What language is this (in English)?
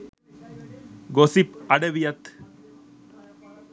Sinhala